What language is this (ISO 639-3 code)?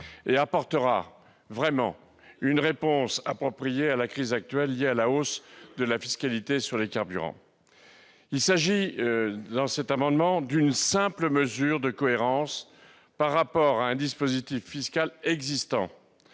fra